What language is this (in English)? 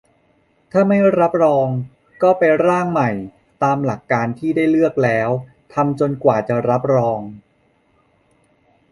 Thai